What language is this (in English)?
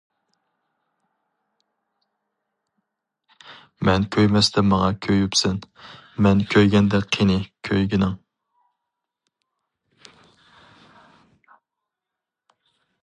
Uyghur